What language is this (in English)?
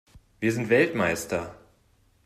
German